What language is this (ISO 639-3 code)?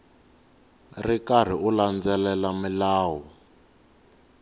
tso